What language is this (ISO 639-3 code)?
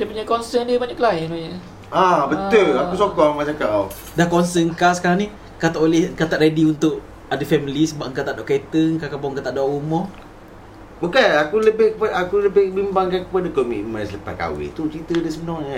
msa